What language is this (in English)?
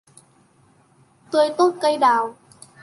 Vietnamese